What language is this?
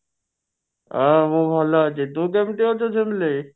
Odia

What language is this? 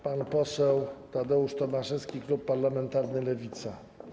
Polish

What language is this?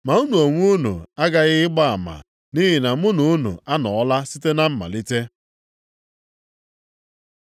Igbo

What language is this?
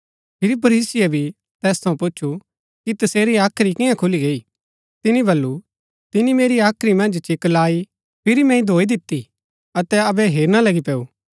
Gaddi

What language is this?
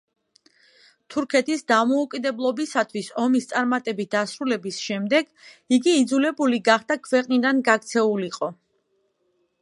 Georgian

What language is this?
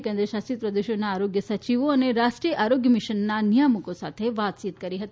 Gujarati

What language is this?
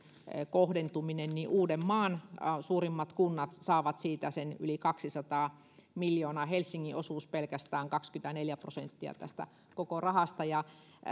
Finnish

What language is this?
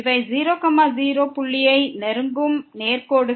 Tamil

